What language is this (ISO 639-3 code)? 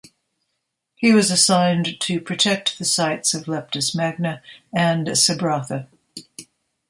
eng